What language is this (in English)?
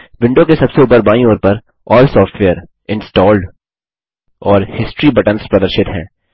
Hindi